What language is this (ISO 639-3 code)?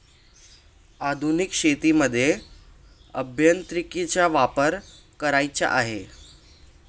mar